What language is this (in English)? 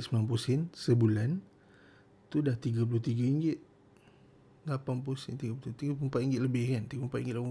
Malay